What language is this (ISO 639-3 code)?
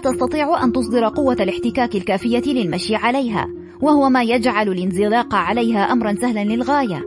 ara